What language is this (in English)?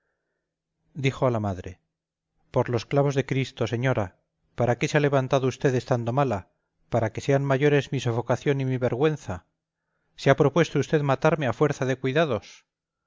Spanish